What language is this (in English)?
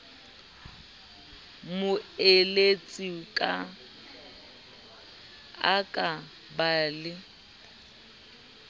Southern Sotho